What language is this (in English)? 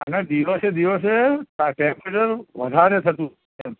Gujarati